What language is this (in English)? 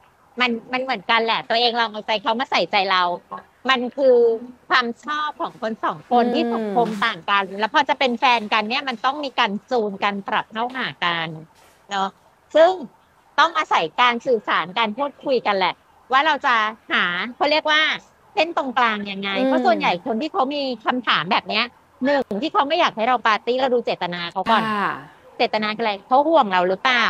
Thai